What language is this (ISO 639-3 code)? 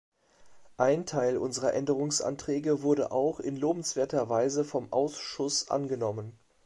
deu